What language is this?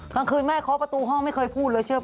Thai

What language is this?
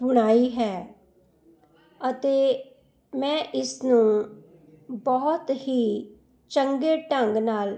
Punjabi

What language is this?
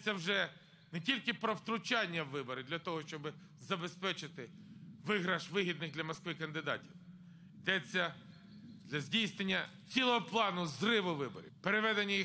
Ukrainian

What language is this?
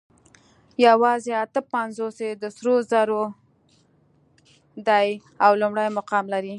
Pashto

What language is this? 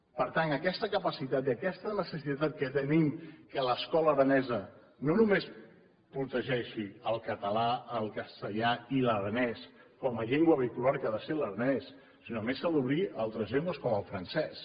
Catalan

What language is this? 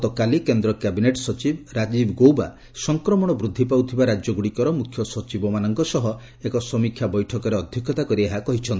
Odia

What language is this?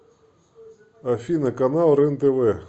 Russian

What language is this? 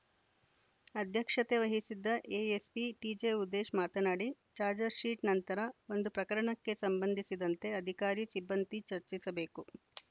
Kannada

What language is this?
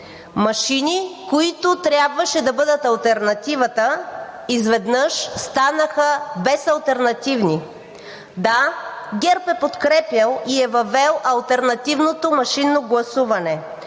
Bulgarian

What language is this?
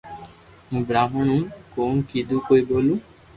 Loarki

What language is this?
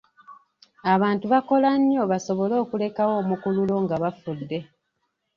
Ganda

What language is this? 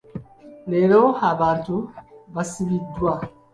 Ganda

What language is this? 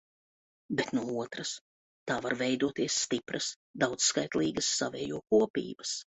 Latvian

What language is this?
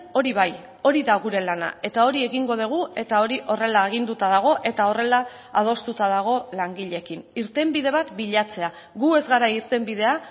Basque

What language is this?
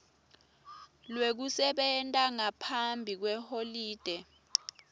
Swati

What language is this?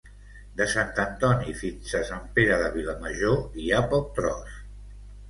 Catalan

